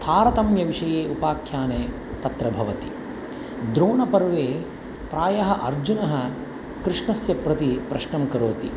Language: Sanskrit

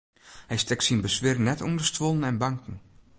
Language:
Western Frisian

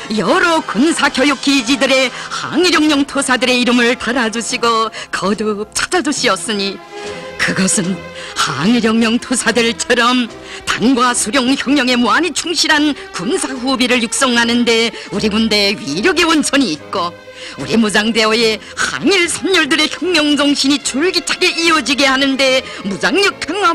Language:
Korean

